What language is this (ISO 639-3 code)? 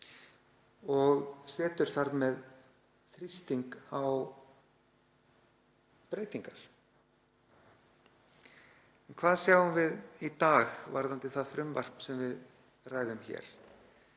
isl